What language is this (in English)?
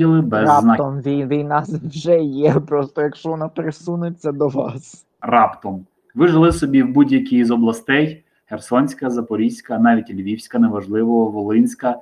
Ukrainian